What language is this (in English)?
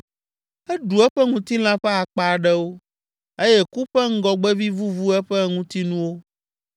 Ewe